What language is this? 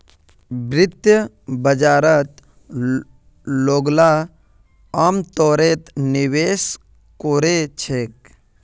Magahi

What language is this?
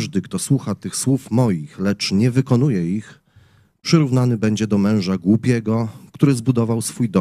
Polish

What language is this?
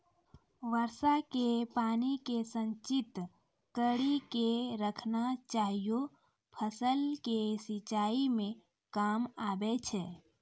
Maithili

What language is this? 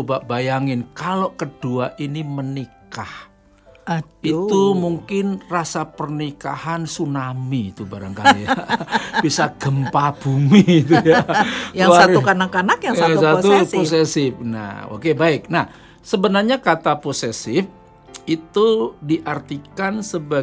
Indonesian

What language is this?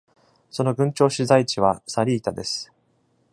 Japanese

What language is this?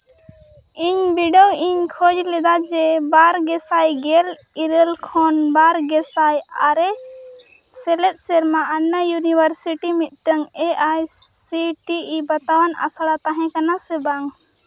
Santali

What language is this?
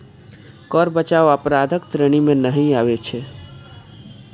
Maithili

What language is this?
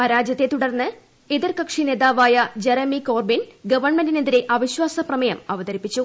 Malayalam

